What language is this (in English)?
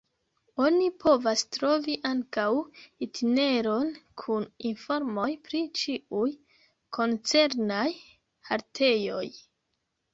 Esperanto